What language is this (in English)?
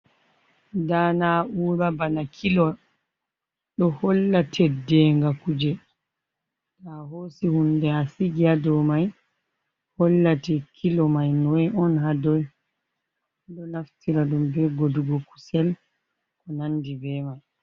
Fula